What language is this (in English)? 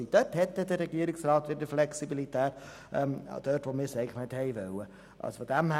Swiss German